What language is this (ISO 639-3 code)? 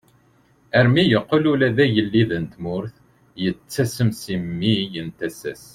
kab